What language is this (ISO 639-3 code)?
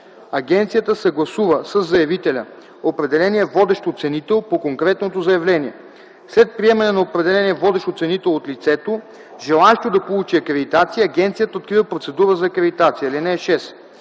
bul